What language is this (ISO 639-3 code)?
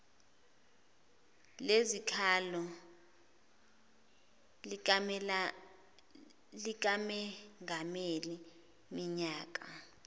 zul